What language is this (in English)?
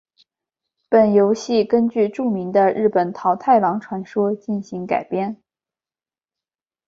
Chinese